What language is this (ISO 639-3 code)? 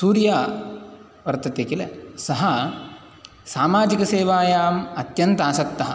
san